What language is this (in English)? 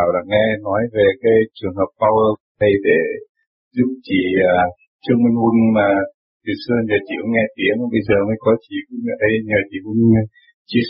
Vietnamese